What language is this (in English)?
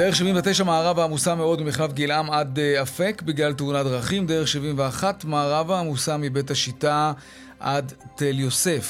Hebrew